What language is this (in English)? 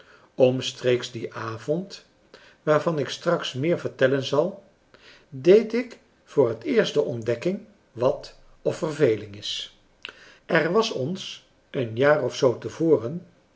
Dutch